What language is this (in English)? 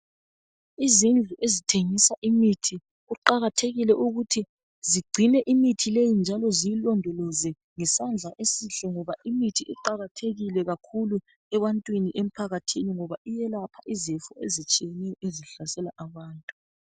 North Ndebele